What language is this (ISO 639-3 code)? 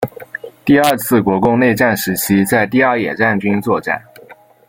zho